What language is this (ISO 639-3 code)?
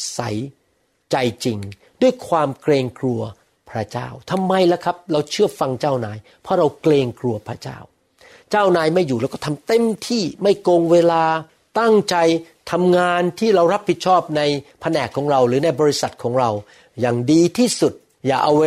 tha